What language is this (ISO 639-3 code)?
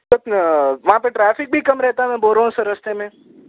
urd